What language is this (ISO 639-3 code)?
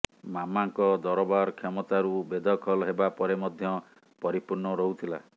ori